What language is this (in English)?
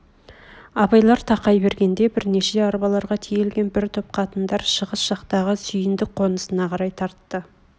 Kazakh